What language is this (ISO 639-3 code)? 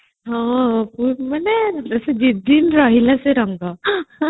ori